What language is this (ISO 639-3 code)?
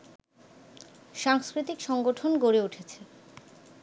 ben